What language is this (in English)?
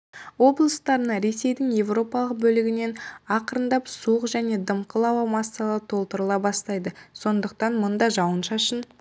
Kazakh